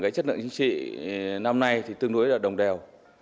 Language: Vietnamese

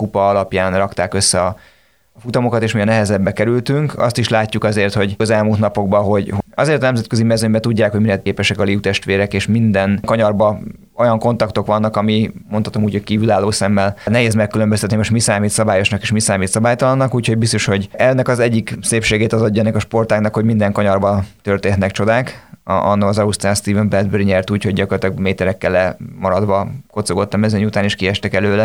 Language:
Hungarian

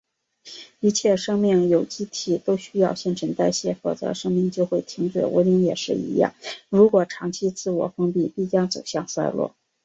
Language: Chinese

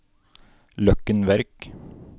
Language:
Norwegian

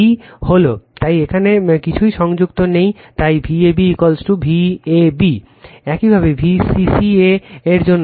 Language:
Bangla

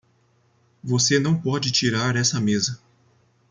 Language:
Portuguese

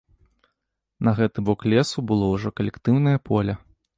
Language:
Belarusian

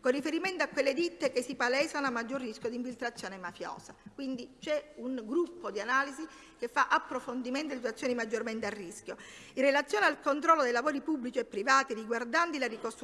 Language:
Italian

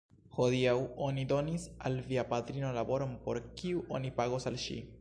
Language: Esperanto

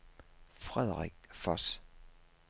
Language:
Danish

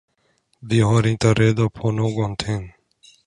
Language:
Swedish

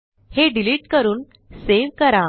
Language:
Marathi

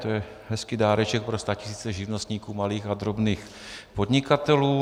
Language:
Czech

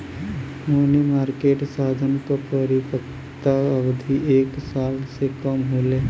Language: Bhojpuri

